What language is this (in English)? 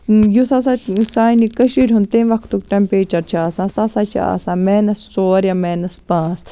Kashmiri